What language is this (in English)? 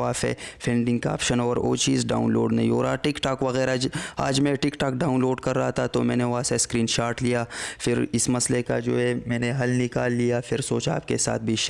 Hindi